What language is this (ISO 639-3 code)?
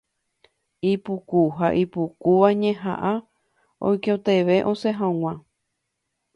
grn